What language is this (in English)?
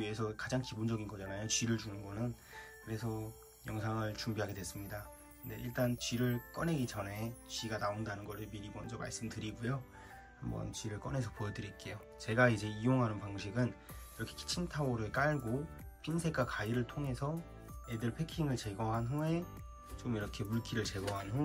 Korean